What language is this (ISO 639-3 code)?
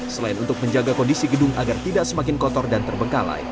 ind